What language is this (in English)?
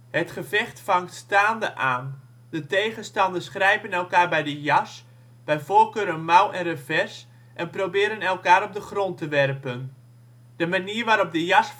Dutch